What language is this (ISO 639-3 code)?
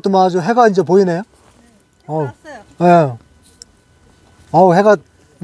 kor